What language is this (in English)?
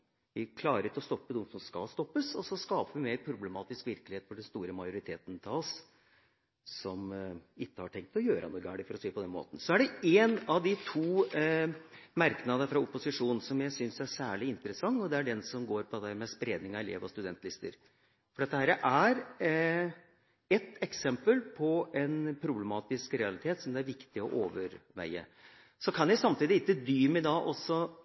Norwegian Bokmål